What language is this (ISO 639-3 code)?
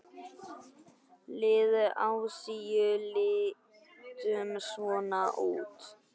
isl